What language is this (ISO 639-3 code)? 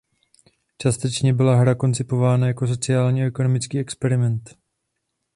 ces